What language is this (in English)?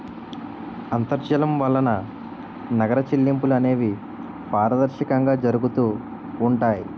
Telugu